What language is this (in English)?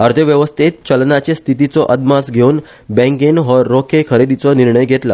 Konkani